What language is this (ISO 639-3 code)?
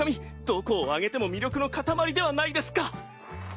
jpn